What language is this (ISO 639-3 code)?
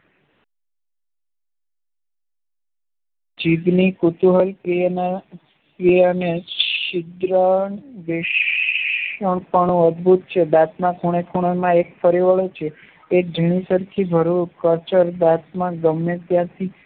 guj